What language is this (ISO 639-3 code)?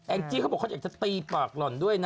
tha